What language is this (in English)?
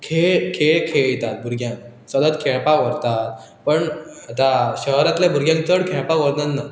Konkani